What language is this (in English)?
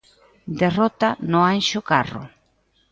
Galician